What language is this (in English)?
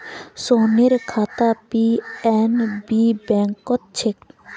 Magahi